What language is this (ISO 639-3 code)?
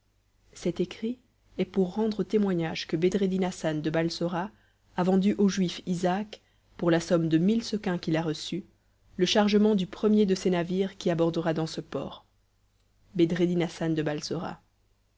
fra